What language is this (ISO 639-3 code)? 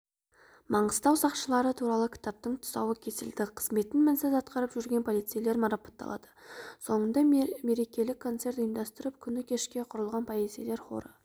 kaz